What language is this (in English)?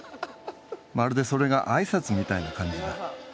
Japanese